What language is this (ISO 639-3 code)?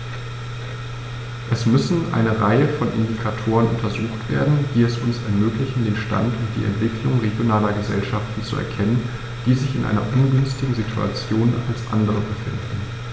deu